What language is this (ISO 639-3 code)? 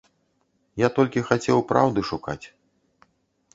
bel